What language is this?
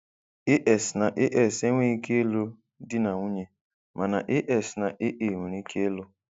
Igbo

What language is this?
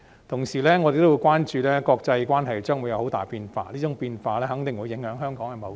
Cantonese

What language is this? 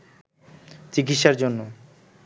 Bangla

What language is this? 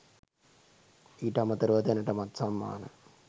Sinhala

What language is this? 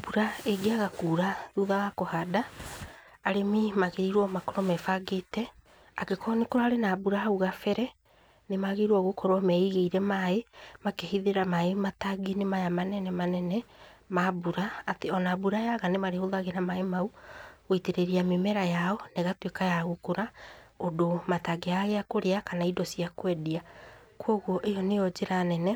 Kikuyu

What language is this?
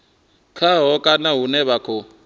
Venda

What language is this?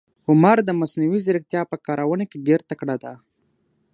Pashto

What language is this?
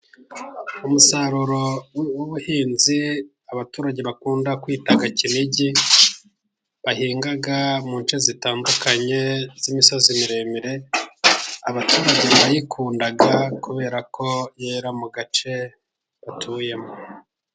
Kinyarwanda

